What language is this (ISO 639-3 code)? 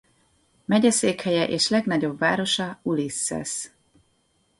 hun